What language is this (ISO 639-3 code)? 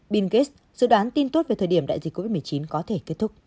vie